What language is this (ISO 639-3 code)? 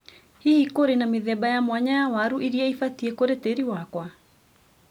kik